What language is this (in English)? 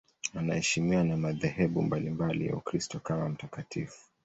Swahili